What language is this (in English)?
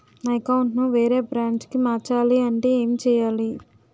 Telugu